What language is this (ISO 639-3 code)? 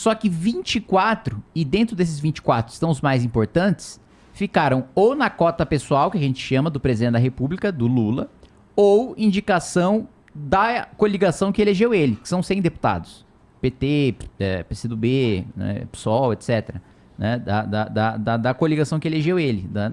por